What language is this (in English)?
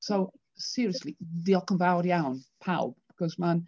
Welsh